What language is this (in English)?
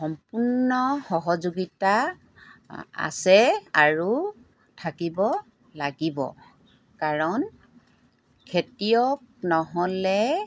Assamese